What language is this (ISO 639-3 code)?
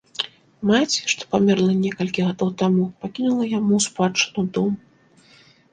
bel